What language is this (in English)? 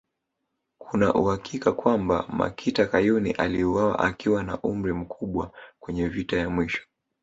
Swahili